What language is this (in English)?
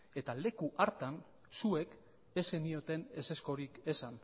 Basque